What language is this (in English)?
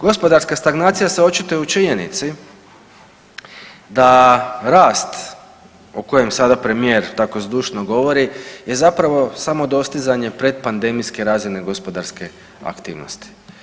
Croatian